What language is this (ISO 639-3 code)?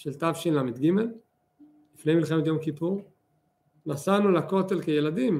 heb